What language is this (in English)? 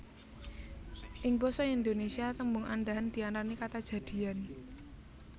Javanese